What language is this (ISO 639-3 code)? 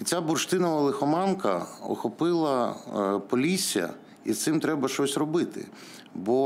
ukr